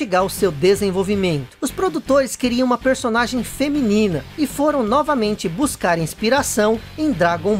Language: Portuguese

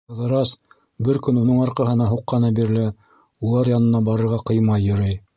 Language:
Bashkir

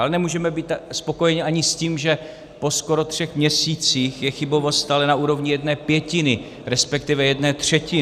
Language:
Czech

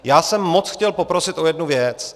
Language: Czech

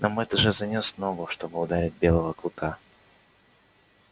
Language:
Russian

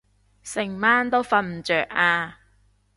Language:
Cantonese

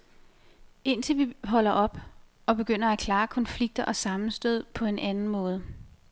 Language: Danish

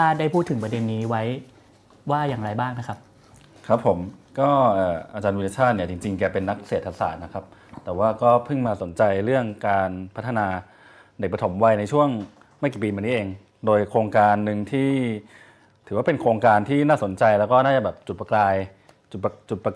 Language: Thai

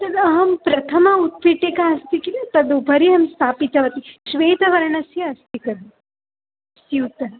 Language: Sanskrit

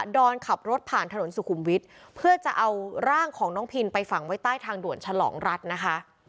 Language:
Thai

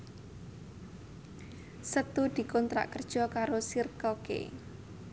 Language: Javanese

